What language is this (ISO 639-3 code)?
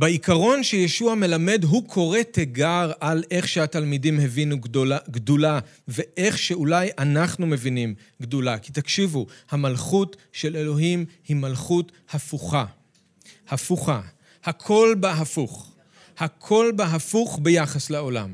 heb